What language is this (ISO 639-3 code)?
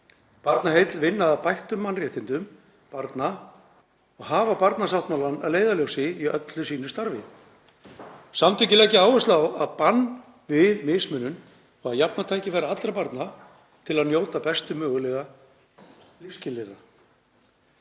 isl